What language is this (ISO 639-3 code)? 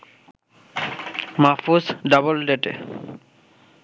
ben